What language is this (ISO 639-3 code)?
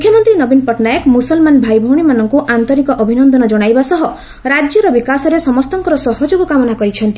ori